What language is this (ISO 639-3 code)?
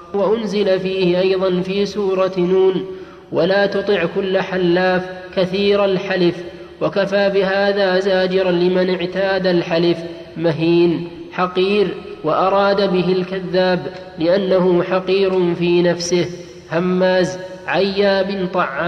ara